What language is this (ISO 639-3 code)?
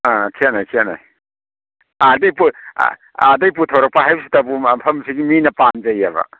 mni